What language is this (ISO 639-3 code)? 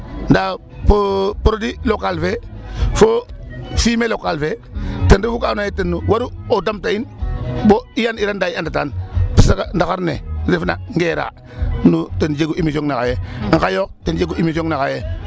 srr